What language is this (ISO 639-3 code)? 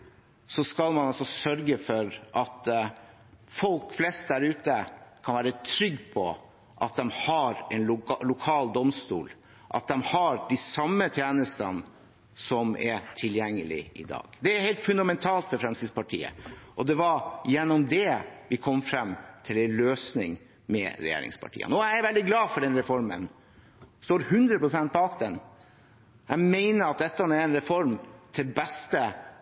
nob